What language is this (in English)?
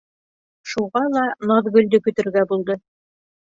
Bashkir